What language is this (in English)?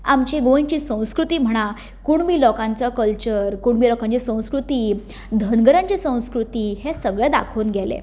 Konkani